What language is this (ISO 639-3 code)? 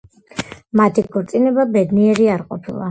kat